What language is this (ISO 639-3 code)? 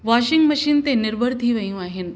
snd